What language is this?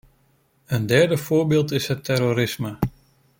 Dutch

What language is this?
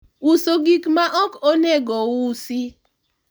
Luo (Kenya and Tanzania)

